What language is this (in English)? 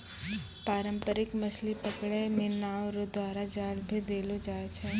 Maithili